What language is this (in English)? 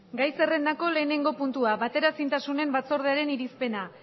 Basque